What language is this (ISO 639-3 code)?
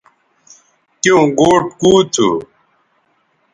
btv